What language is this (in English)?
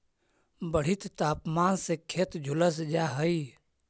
Magahi